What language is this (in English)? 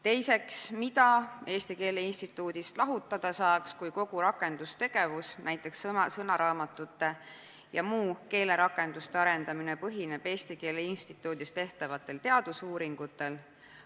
Estonian